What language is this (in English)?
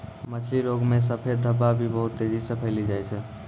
Maithili